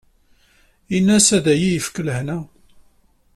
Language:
Kabyle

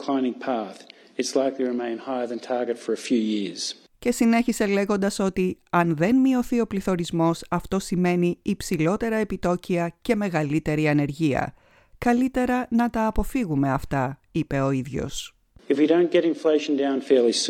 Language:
Greek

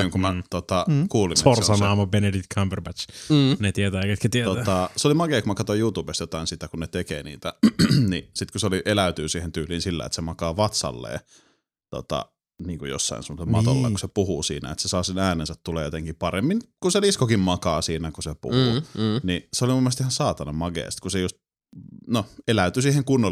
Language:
Finnish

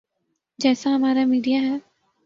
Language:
Urdu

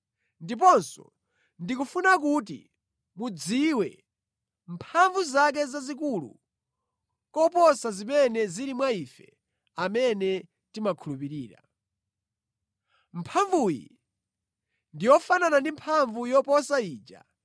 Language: Nyanja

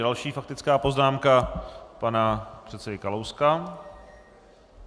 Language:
Czech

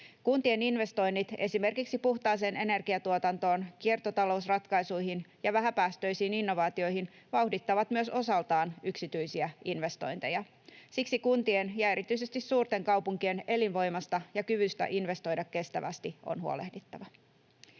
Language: Finnish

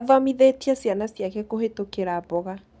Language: Kikuyu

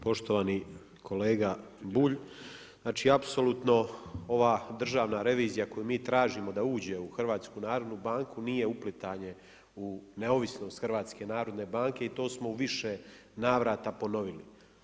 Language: Croatian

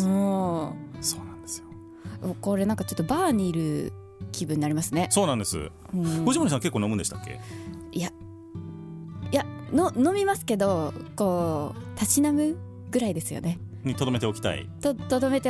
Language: Japanese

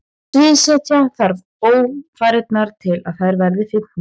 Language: Icelandic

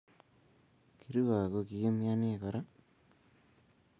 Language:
Kalenjin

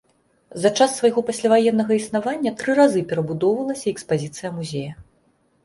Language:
Belarusian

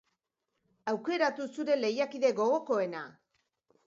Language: Basque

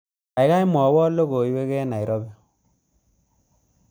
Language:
Kalenjin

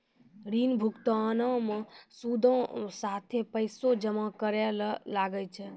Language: Maithili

